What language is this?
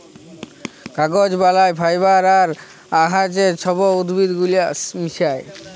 Bangla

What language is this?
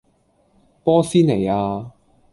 Cantonese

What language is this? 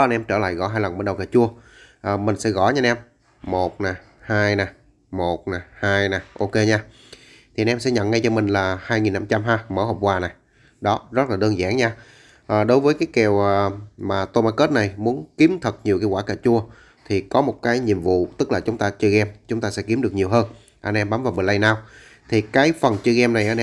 Vietnamese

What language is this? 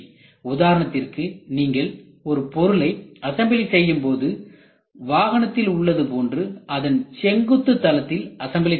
Tamil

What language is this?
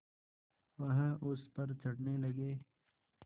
Hindi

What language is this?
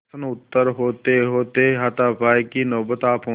Hindi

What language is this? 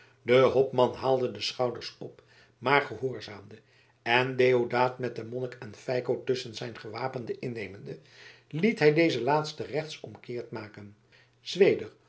Dutch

